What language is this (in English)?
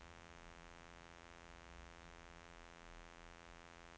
Norwegian